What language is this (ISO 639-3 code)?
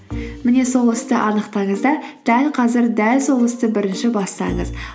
kaz